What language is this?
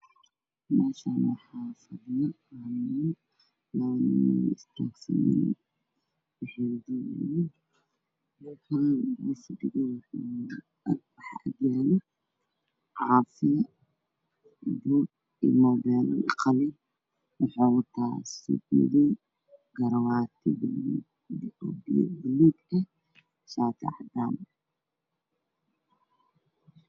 Somali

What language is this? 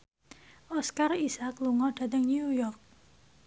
Javanese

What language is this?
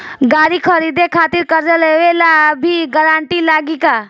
Bhojpuri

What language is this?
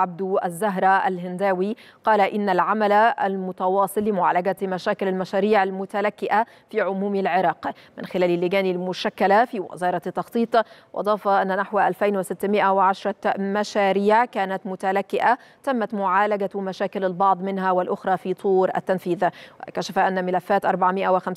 Arabic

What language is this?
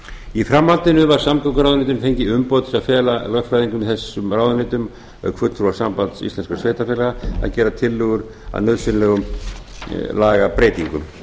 Icelandic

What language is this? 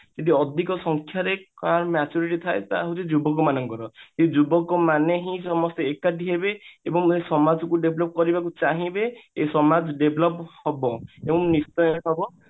Odia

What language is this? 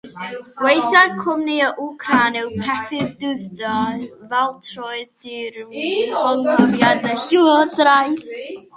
Welsh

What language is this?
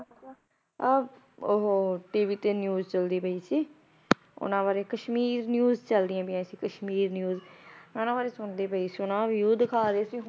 Punjabi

